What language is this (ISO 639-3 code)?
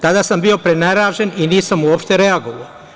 srp